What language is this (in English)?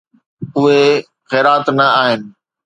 Sindhi